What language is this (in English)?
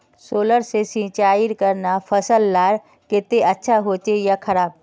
Magahi